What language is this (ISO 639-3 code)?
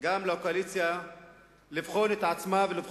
heb